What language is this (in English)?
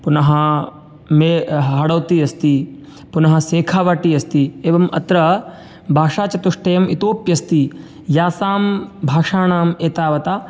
Sanskrit